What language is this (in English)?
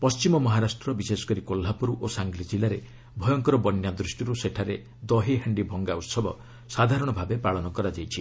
Odia